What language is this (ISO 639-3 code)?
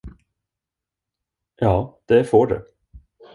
swe